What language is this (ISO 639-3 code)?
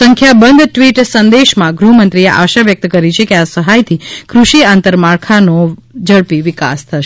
guj